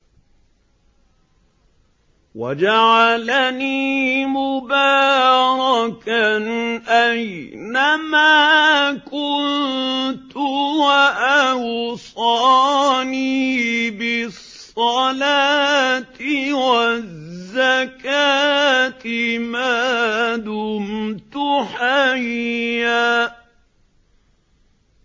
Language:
Arabic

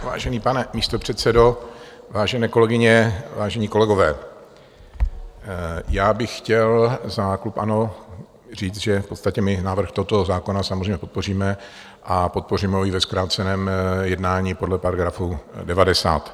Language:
Czech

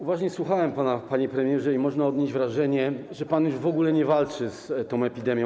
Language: Polish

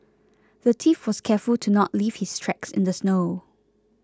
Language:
English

